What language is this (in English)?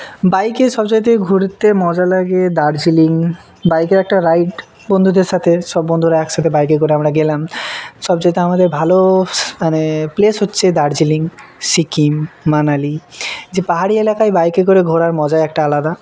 Bangla